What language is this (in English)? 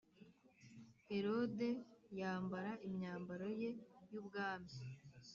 Kinyarwanda